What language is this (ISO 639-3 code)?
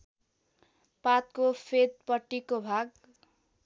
nep